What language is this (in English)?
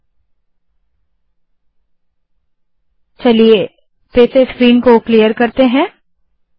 Hindi